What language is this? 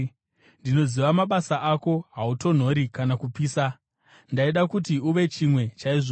Shona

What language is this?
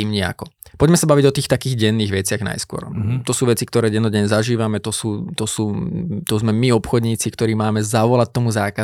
Slovak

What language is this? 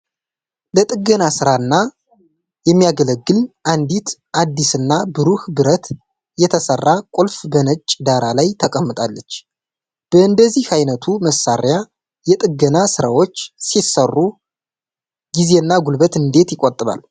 Amharic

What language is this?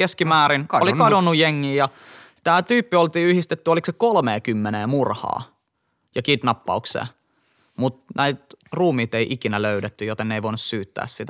Finnish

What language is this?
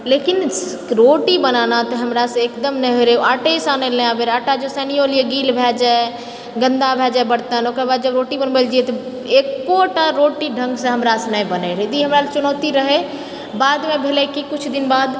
Maithili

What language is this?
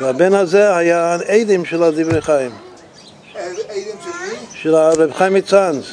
Hebrew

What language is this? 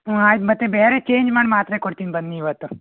Kannada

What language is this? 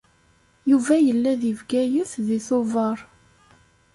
Kabyle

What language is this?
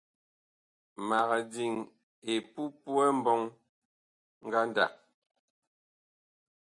Bakoko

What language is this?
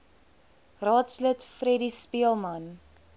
Afrikaans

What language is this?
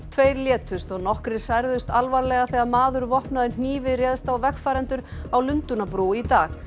Icelandic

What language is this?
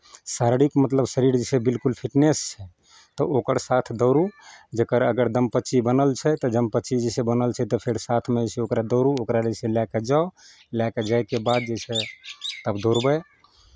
Maithili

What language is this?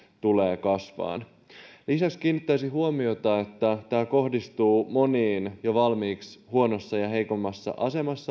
Finnish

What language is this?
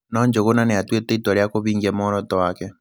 Kikuyu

